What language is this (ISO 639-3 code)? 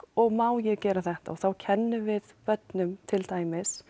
isl